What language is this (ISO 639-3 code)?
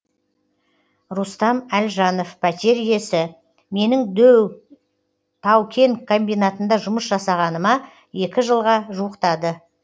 kaz